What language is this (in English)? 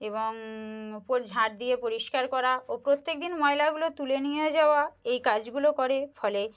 Bangla